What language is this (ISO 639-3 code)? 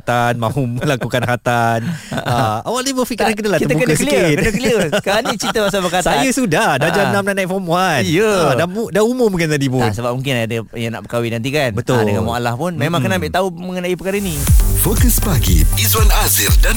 msa